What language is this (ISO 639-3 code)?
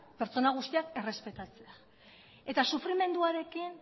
eus